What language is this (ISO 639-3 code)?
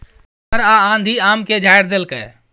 mai